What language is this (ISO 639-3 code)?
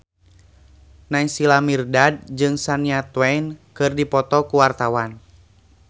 sun